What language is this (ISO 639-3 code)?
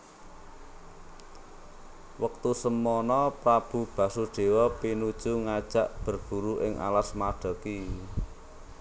jav